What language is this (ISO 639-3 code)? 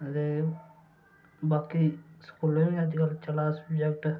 doi